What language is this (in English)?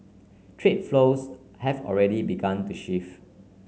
English